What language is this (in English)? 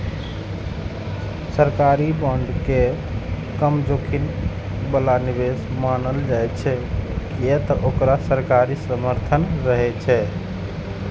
Maithili